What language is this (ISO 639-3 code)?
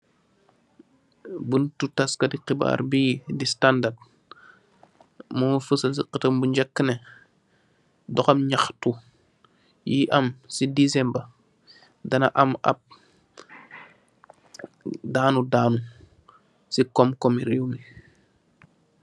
wol